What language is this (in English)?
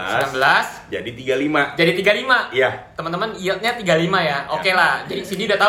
Indonesian